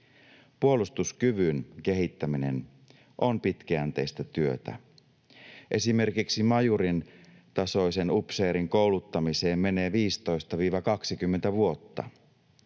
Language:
Finnish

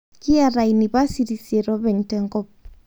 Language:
Masai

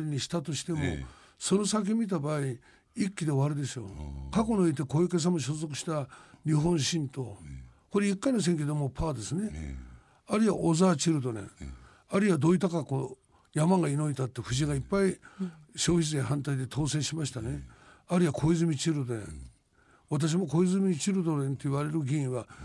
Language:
Japanese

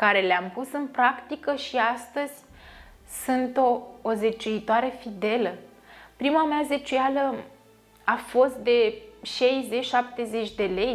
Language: Romanian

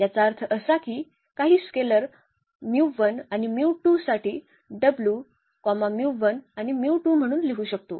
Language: Marathi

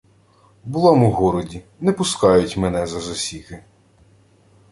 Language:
Ukrainian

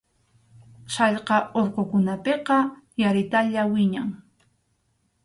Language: Arequipa-La Unión Quechua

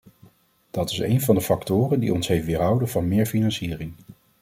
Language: Dutch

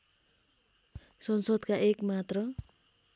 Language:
Nepali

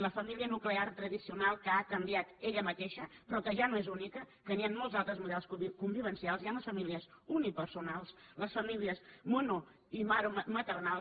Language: Catalan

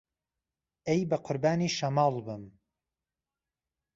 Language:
Central Kurdish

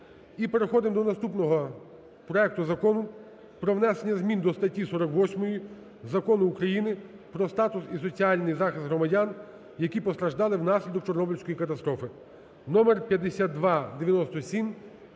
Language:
Ukrainian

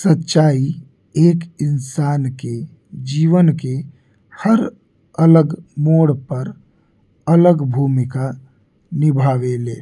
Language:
Bhojpuri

